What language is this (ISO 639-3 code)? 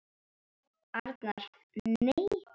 isl